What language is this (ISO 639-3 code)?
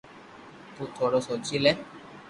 lrk